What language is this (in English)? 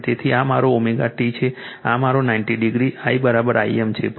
Gujarati